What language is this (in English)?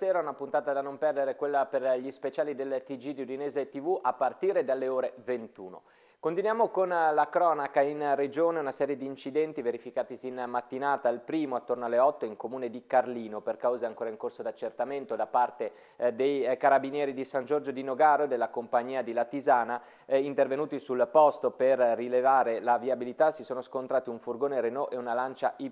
Italian